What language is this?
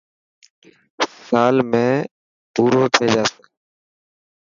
Dhatki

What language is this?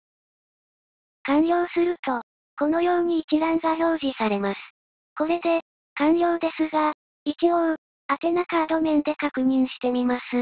Japanese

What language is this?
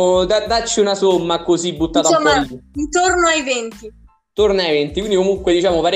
Italian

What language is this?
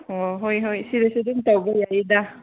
Manipuri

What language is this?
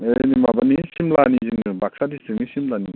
Bodo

